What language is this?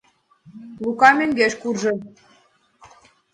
Mari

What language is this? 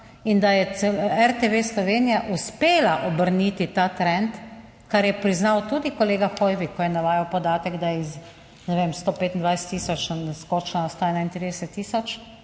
Slovenian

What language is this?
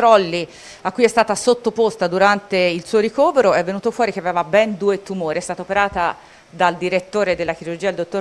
Italian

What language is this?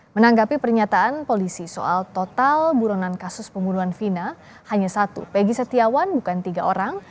Indonesian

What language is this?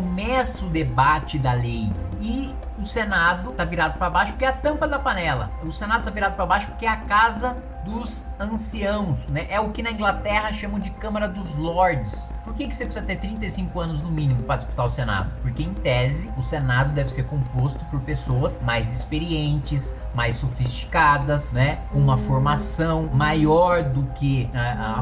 Portuguese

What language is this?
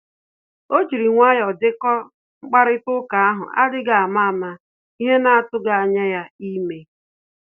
Igbo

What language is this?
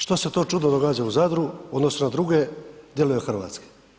Croatian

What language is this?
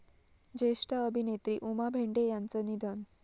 Marathi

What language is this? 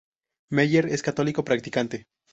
Spanish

